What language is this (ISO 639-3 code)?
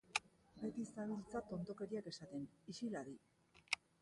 eus